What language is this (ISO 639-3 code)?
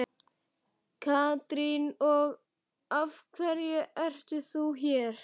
isl